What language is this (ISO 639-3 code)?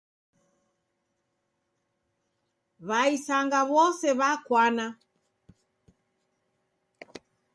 dav